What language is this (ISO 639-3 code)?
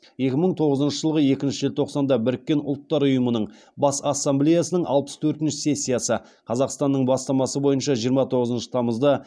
kaz